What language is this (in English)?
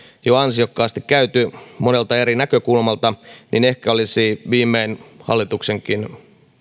Finnish